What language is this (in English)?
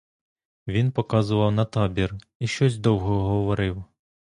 Ukrainian